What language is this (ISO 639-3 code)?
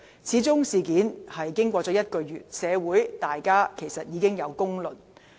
yue